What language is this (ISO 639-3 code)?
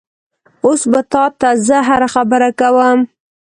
pus